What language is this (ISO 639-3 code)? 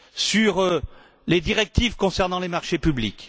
fra